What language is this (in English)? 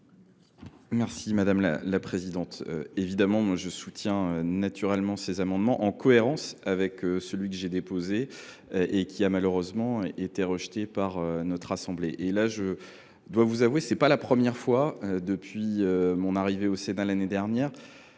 French